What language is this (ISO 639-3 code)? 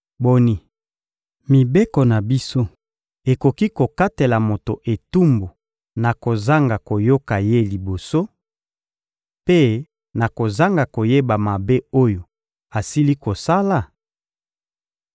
lin